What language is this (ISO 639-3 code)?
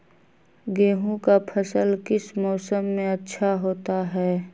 mag